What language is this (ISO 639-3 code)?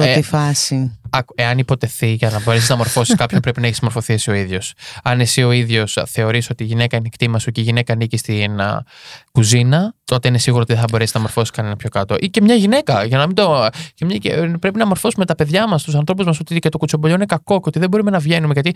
ell